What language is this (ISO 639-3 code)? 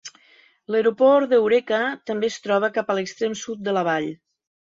cat